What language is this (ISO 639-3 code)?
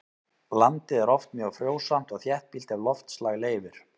isl